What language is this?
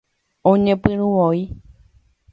Guarani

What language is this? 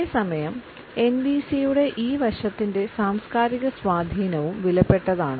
Malayalam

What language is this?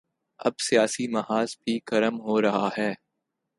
Urdu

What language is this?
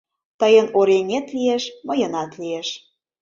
Mari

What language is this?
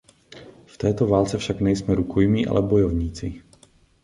Czech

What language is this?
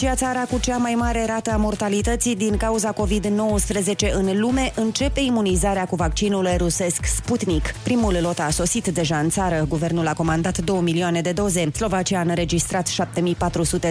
Romanian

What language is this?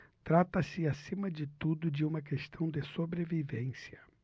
Portuguese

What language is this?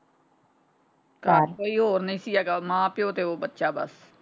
Punjabi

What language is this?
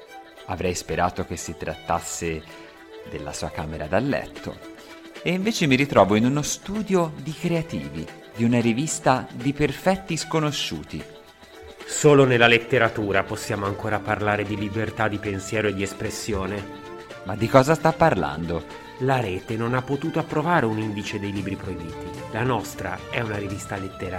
Italian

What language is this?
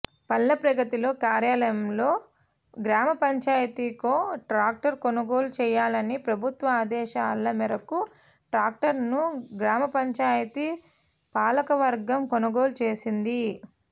Telugu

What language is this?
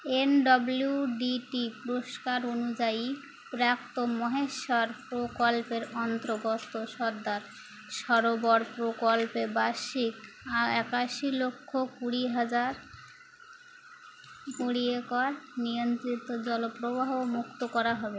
Bangla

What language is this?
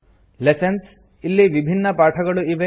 Kannada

